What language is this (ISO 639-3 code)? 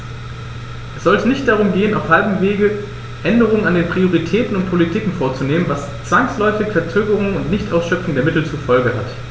deu